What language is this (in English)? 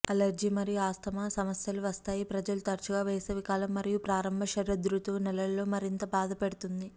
Telugu